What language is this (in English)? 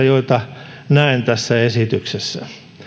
Finnish